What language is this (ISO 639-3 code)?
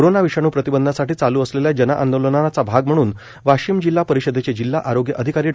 mar